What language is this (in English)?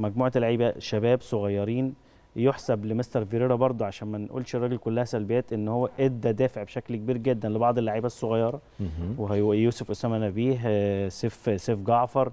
Arabic